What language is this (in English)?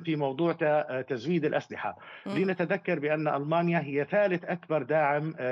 Arabic